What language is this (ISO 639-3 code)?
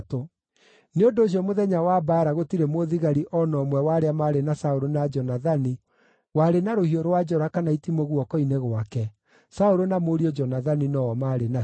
kik